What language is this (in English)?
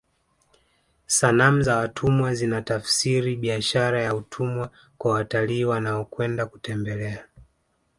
Swahili